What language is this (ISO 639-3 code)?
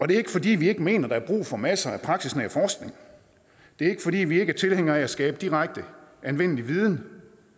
dan